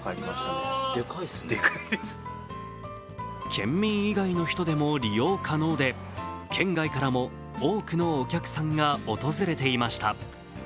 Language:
Japanese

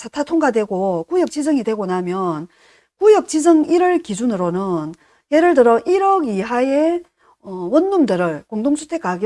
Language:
Korean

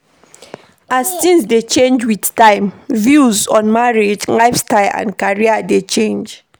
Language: Nigerian Pidgin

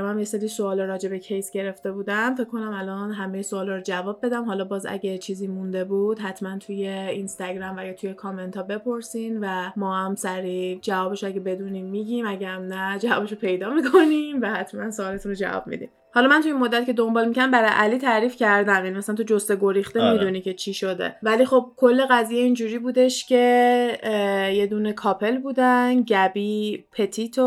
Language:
Persian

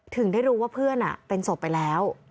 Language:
Thai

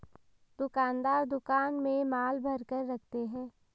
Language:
Hindi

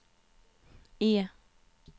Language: Swedish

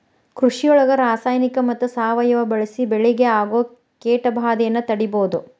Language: Kannada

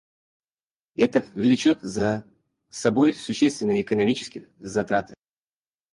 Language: Russian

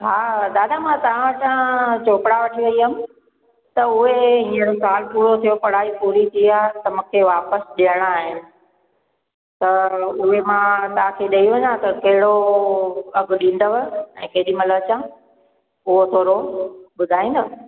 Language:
Sindhi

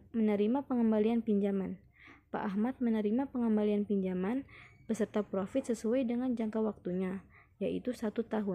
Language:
Indonesian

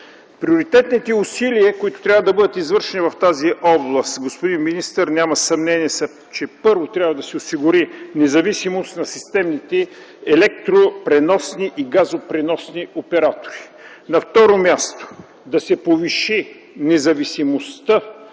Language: Bulgarian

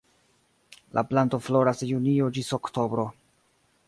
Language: Esperanto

